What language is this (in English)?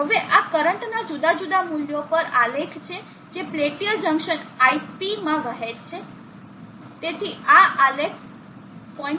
Gujarati